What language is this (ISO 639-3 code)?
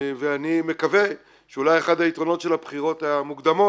heb